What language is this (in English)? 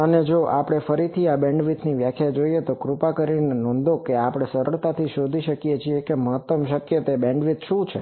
Gujarati